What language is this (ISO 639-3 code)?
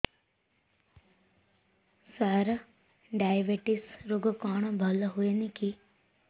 ori